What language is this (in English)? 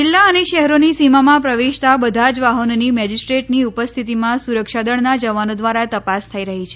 Gujarati